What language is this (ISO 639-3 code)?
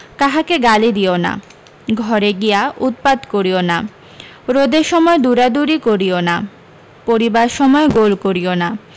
ben